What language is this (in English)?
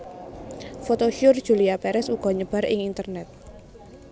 Javanese